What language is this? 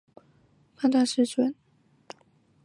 Chinese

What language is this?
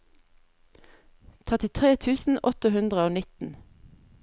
Norwegian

